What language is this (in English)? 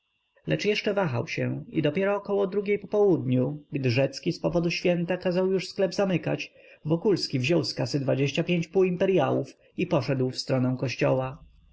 Polish